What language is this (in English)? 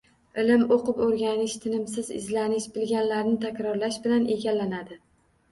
Uzbek